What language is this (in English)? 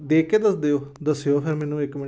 Punjabi